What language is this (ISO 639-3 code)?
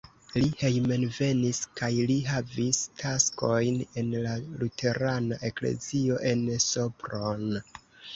epo